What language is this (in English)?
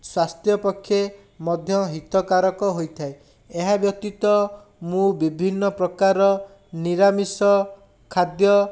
Odia